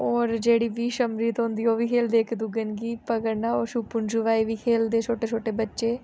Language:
Dogri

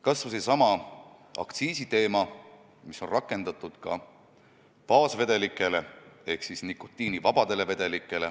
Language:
Estonian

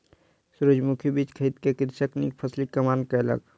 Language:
Maithili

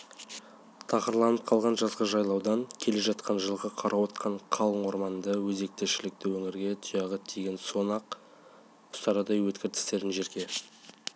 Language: Kazakh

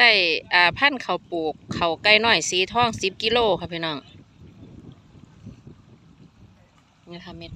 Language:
Thai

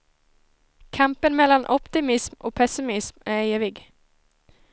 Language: Swedish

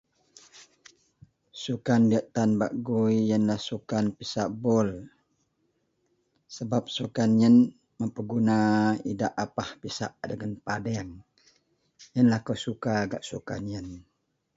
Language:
Central Melanau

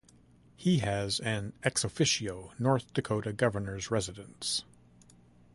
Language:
English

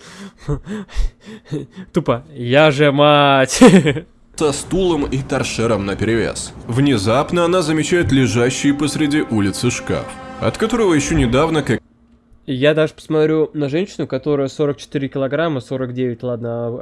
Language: Russian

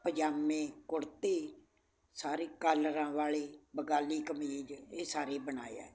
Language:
Punjabi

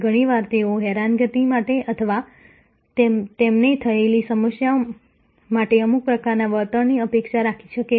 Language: Gujarati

